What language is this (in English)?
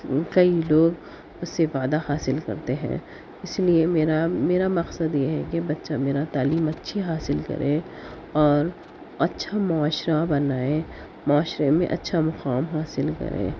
Urdu